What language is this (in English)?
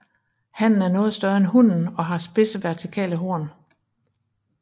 Danish